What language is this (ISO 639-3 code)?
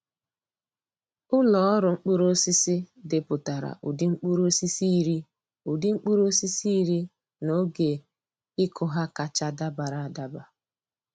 ibo